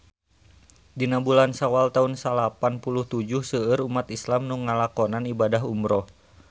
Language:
Sundanese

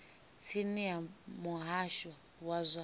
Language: Venda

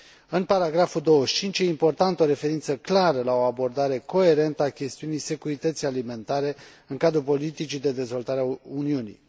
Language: Romanian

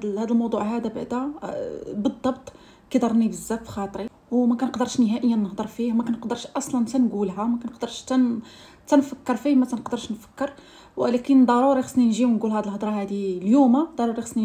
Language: Arabic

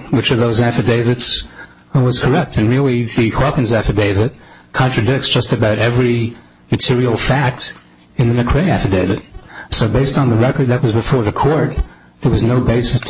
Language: English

